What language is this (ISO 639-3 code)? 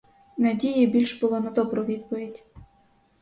ukr